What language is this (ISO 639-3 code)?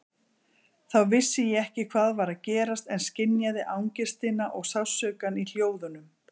isl